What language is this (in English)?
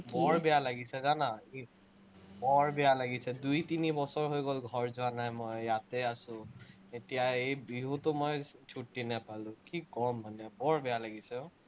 Assamese